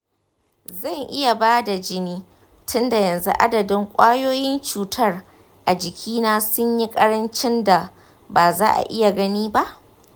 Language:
Hausa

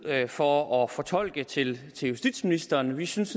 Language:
Danish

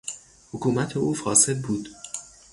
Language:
Persian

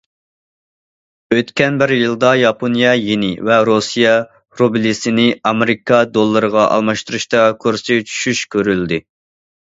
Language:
Uyghur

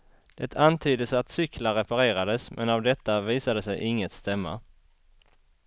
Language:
Swedish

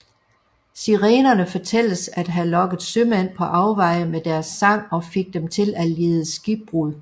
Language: Danish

